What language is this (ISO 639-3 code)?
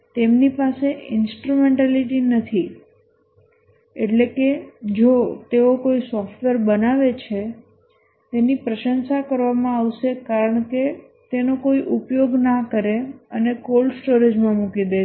guj